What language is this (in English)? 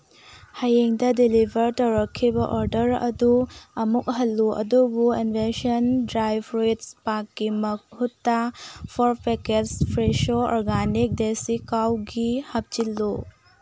Manipuri